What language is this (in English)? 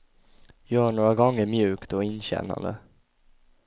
Swedish